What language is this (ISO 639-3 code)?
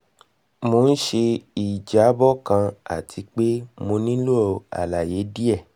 yor